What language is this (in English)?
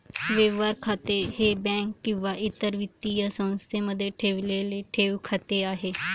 Marathi